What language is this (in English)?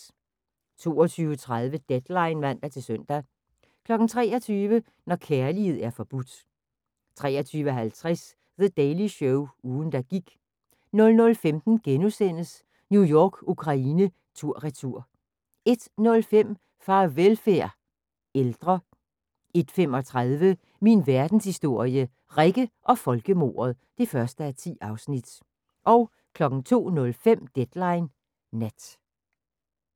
Danish